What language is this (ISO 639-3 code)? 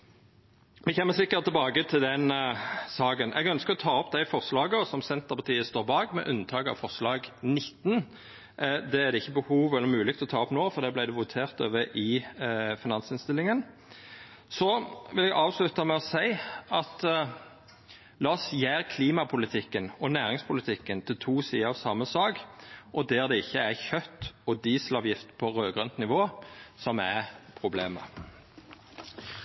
nno